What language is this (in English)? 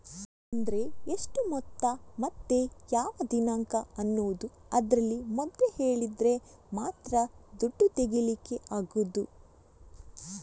Kannada